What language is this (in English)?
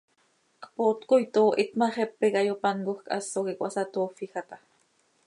Seri